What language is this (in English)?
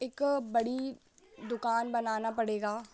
Hindi